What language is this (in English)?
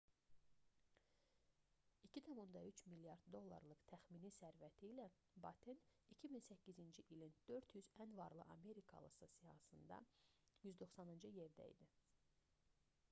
Azerbaijani